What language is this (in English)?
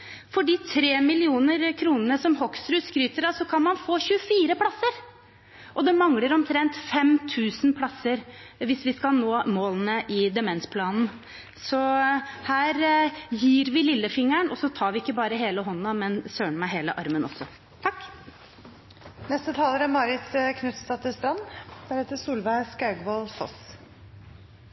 Norwegian Bokmål